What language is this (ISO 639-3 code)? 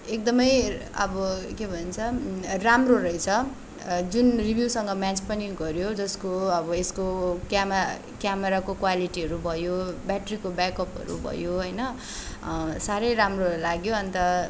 nep